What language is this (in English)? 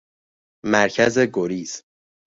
Persian